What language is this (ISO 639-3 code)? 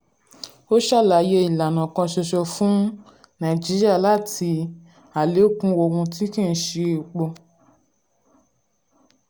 yor